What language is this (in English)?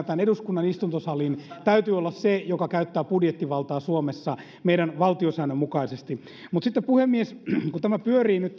Finnish